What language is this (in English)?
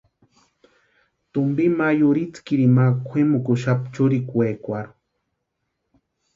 Western Highland Purepecha